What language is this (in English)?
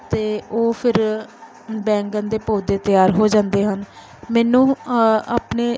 Punjabi